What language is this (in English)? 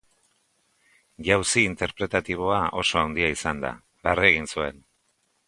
Basque